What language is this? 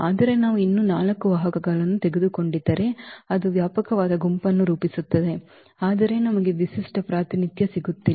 Kannada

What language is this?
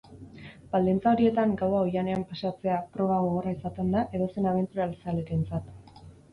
Basque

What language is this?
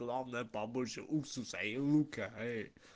Russian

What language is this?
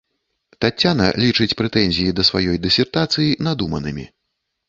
Belarusian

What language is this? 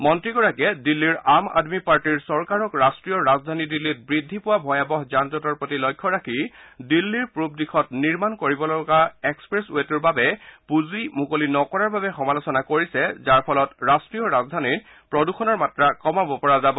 Assamese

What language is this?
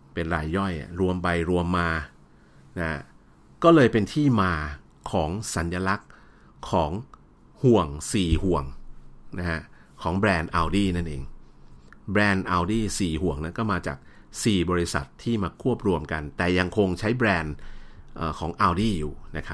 Thai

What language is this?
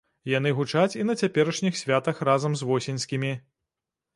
Belarusian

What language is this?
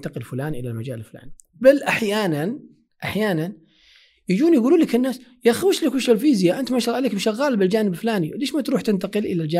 Arabic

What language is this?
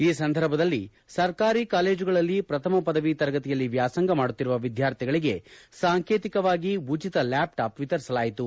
Kannada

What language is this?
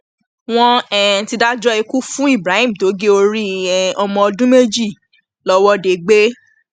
Yoruba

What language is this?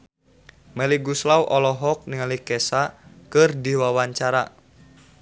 Sundanese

